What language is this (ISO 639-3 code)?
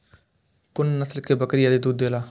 mai